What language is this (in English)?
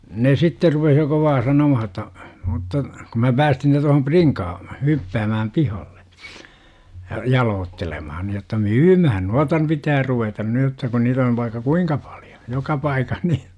Finnish